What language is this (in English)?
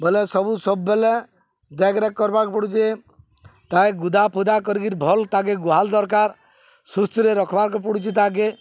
Odia